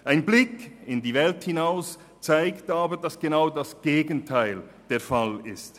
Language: Swiss German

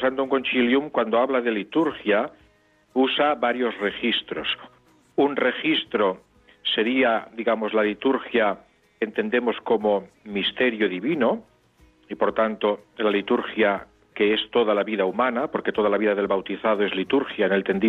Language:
Spanish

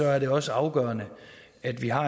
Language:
Danish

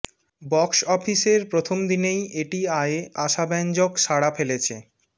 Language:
Bangla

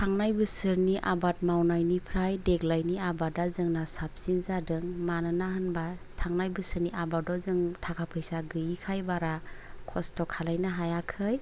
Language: Bodo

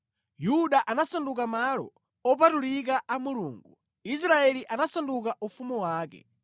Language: Nyanja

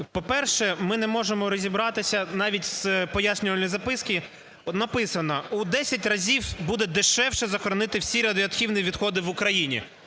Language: Ukrainian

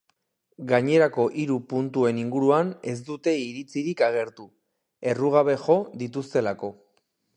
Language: Basque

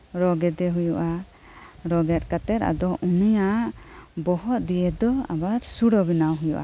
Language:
Santali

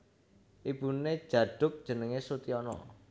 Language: Javanese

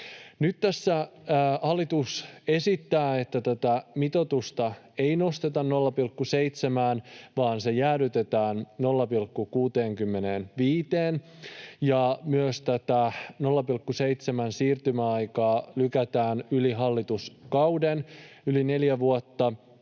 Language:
Finnish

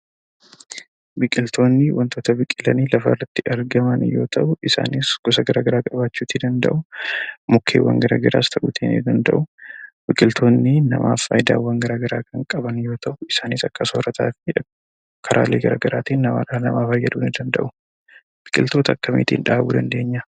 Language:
Oromo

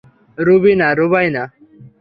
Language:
Bangla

